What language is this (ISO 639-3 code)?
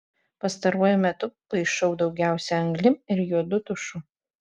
lit